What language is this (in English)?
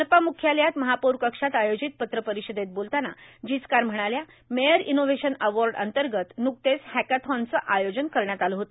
Marathi